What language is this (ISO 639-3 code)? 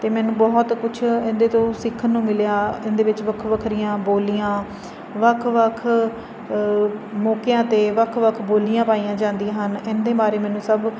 pan